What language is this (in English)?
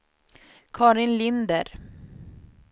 Swedish